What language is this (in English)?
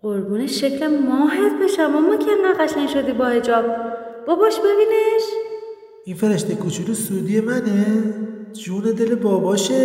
Persian